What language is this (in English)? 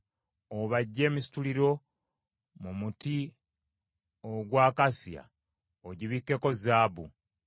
Ganda